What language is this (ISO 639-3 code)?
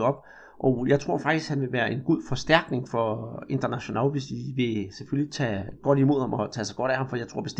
dan